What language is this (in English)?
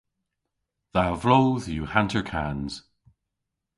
Cornish